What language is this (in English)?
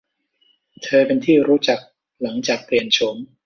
Thai